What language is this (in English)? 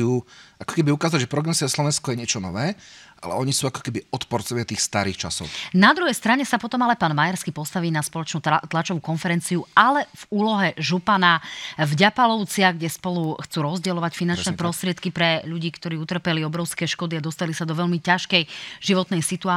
Slovak